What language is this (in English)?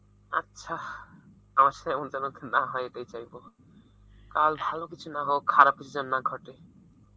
Bangla